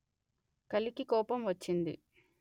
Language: Telugu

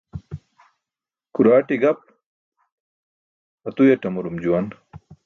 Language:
Burushaski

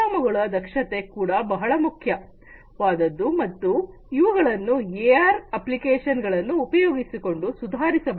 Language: Kannada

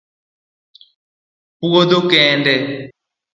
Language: Luo (Kenya and Tanzania)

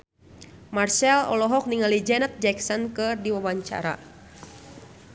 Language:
Sundanese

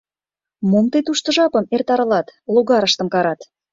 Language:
Mari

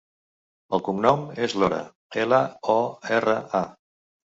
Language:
Catalan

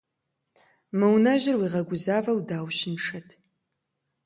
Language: Kabardian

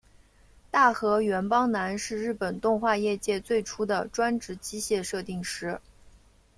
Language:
Chinese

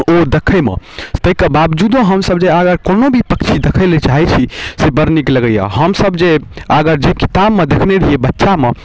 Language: Maithili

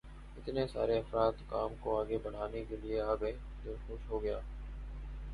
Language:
Urdu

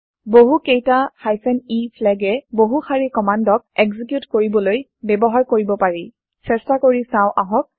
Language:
Assamese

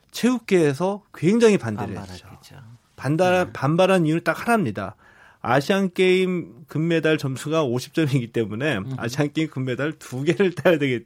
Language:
Korean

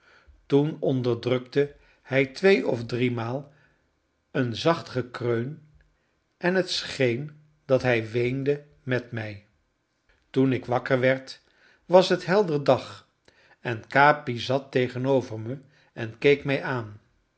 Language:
Dutch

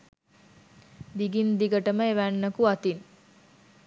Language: Sinhala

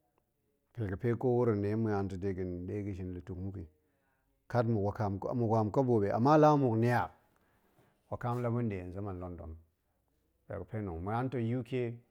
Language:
Goemai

